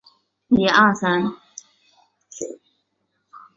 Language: Chinese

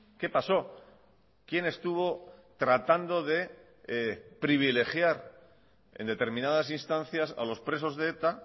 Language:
Spanish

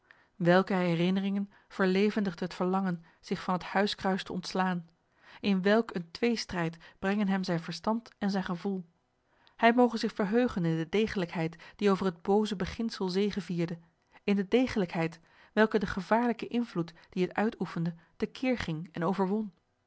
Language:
Dutch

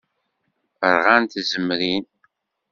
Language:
Kabyle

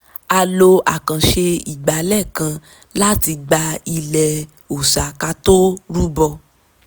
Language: Yoruba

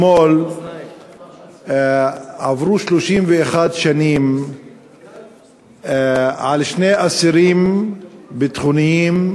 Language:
Hebrew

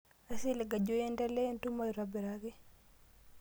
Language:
Masai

